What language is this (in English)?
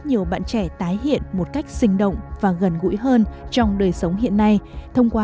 Vietnamese